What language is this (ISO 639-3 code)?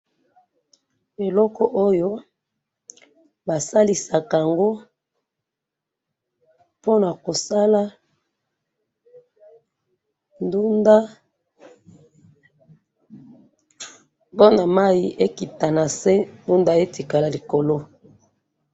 lin